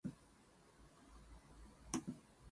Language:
English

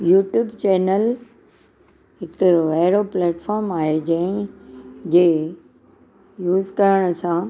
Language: Sindhi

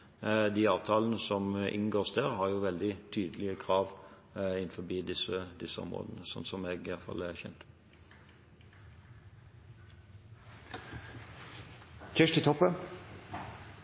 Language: Norwegian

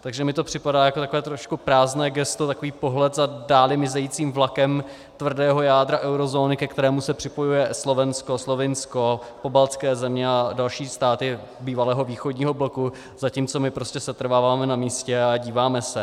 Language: Czech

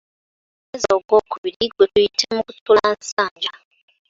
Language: Ganda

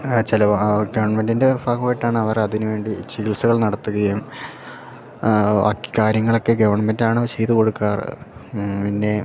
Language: Malayalam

